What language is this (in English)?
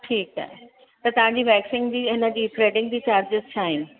Sindhi